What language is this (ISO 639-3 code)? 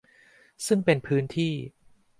tha